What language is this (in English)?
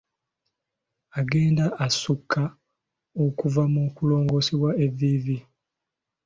Ganda